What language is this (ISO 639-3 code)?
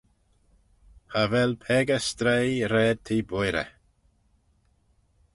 glv